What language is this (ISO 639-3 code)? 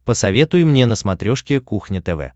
rus